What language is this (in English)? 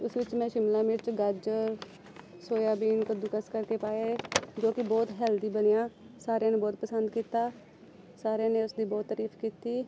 Punjabi